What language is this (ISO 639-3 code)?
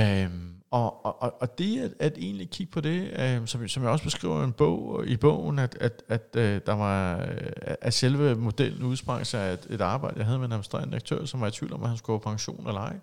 dan